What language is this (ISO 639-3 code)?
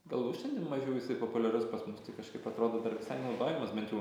lit